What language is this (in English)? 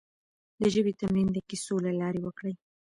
Pashto